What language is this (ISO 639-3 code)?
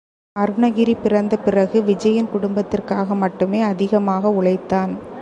tam